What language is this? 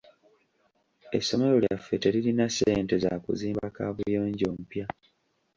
Ganda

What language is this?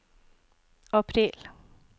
Norwegian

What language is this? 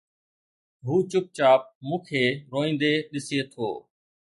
Sindhi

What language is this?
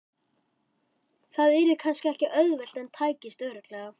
Icelandic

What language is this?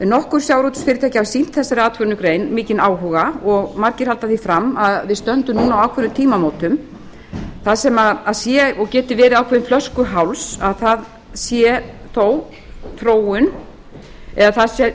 Icelandic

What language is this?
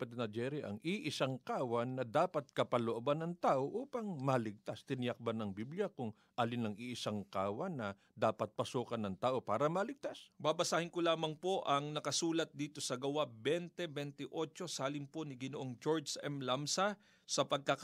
Filipino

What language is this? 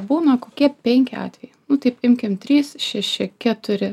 Lithuanian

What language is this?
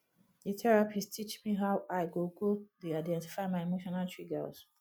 Nigerian Pidgin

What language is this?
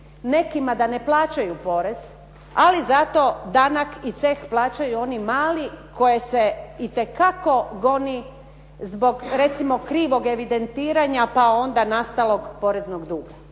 Croatian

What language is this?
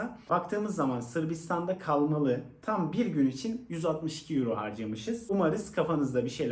Turkish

